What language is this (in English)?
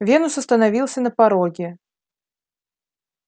Russian